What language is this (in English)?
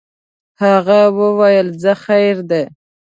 Pashto